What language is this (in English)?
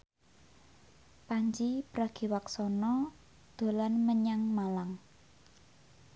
Javanese